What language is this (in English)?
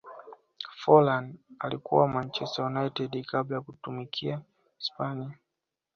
Swahili